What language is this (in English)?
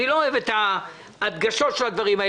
Hebrew